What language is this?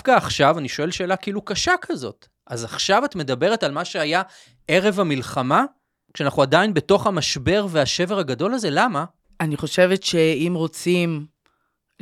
Hebrew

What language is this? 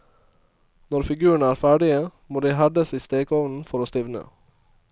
Norwegian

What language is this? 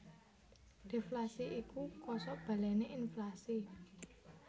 Javanese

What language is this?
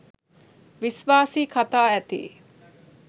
Sinhala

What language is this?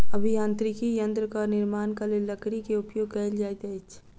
Maithili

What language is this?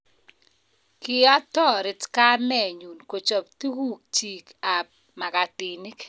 Kalenjin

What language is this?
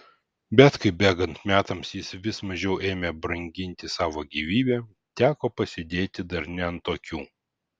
Lithuanian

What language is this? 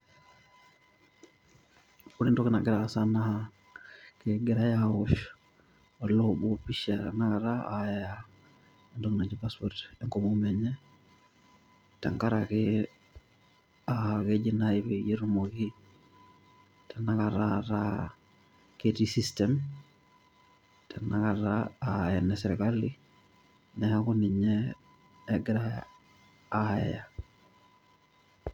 Masai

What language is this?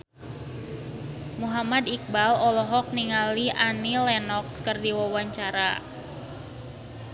Sundanese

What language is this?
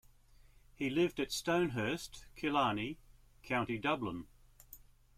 English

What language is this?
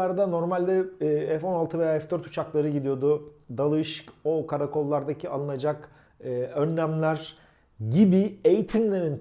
Turkish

